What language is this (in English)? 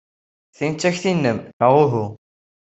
Kabyle